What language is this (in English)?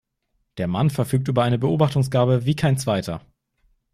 German